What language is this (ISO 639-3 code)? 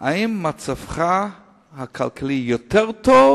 heb